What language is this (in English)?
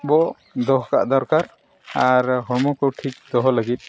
Santali